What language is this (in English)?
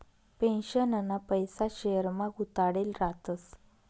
Marathi